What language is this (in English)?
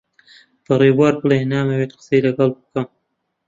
Central Kurdish